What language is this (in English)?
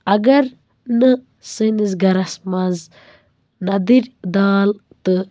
Kashmiri